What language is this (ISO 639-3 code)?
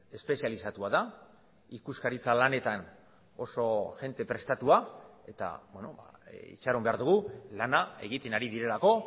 eus